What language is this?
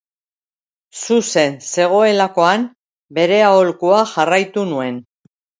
Basque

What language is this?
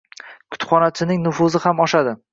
Uzbek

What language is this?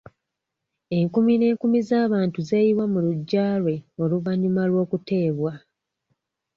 Ganda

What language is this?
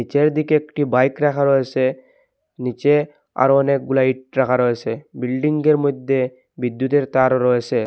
Bangla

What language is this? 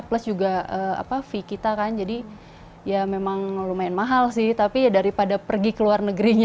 Indonesian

